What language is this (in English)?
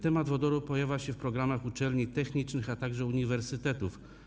Polish